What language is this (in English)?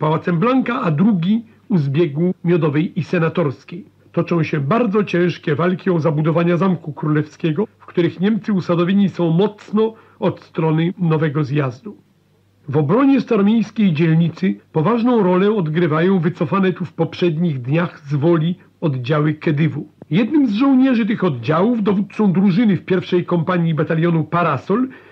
Polish